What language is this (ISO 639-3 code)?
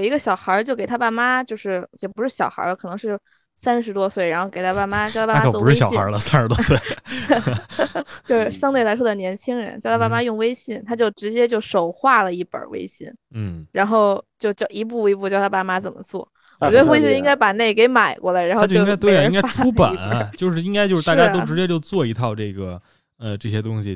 zho